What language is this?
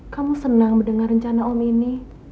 Indonesian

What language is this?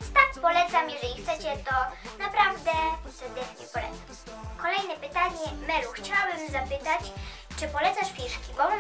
Polish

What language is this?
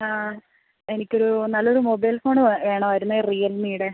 Malayalam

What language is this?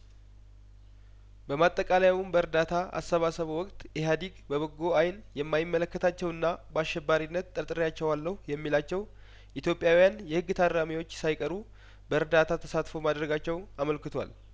Amharic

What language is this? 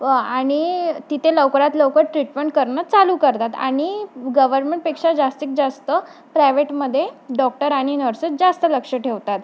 Marathi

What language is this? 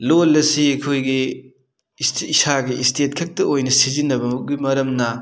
Manipuri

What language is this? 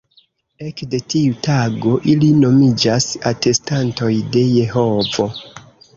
Esperanto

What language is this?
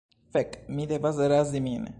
Esperanto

